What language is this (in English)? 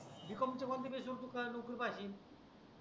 Marathi